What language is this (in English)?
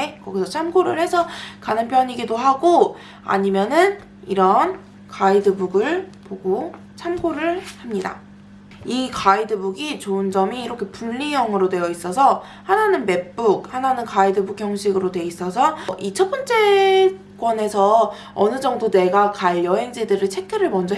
Korean